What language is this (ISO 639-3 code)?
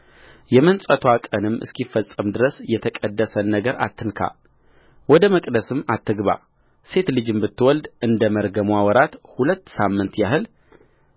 amh